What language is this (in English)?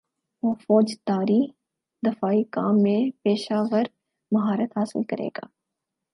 Urdu